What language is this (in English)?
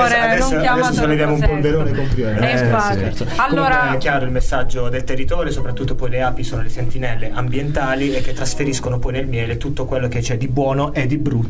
Italian